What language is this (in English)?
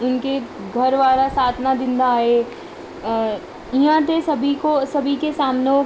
Sindhi